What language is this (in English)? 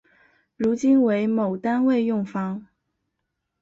Chinese